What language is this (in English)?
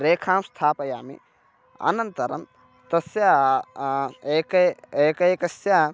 Sanskrit